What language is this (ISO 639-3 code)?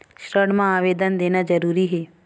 hne